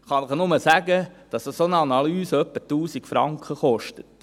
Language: Swiss German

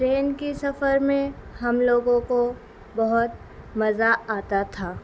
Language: Urdu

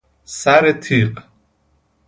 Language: Persian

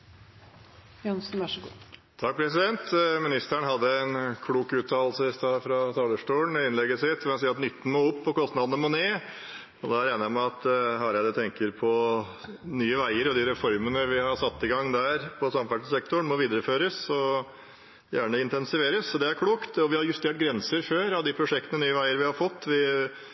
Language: Norwegian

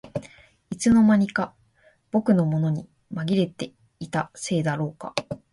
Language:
Japanese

